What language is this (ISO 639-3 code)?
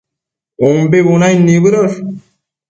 mcf